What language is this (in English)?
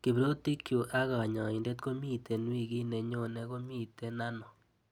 Kalenjin